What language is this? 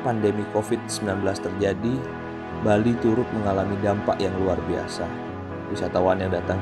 Indonesian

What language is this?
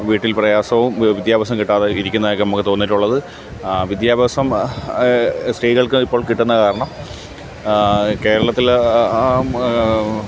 Malayalam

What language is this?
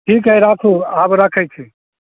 Maithili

